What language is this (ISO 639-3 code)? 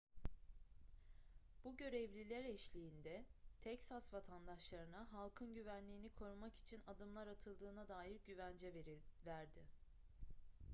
tur